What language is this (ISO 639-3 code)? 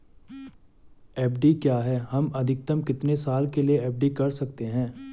hin